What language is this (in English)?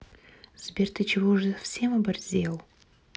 Russian